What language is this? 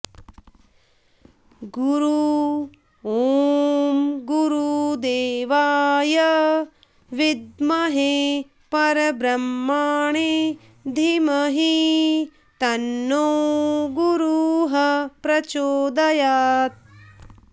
Sanskrit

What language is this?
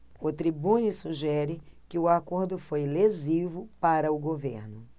Portuguese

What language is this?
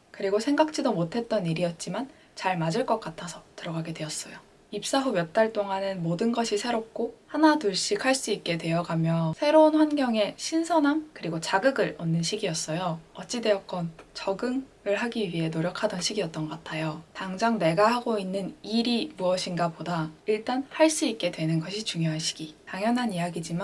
Korean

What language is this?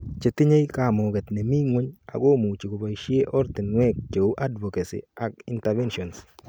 Kalenjin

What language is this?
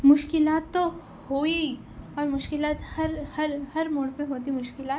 Urdu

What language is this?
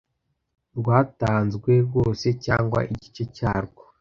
Kinyarwanda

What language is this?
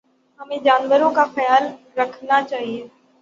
Urdu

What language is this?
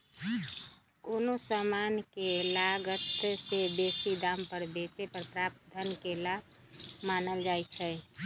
Magahi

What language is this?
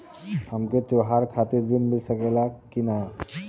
Bhojpuri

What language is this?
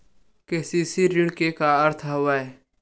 Chhattisgarhi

